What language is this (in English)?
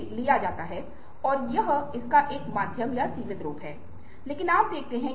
Hindi